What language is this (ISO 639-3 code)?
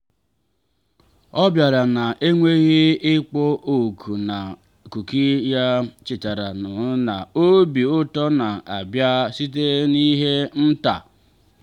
ibo